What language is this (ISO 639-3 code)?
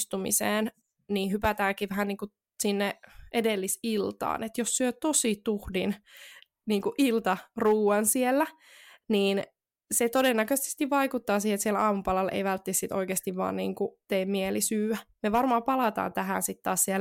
fin